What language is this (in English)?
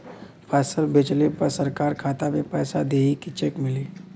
Bhojpuri